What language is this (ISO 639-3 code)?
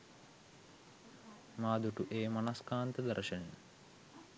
sin